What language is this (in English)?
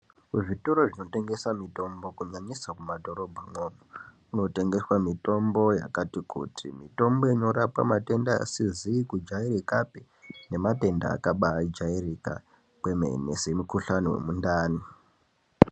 Ndau